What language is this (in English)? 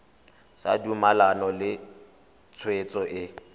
Tswana